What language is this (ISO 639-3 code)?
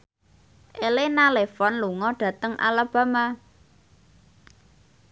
jav